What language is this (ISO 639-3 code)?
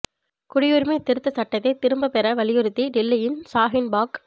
tam